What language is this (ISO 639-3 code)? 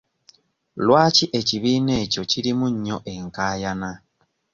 lug